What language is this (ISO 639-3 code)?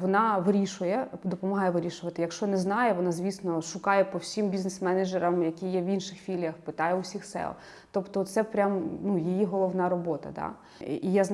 ukr